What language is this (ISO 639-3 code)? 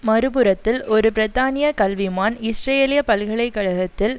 tam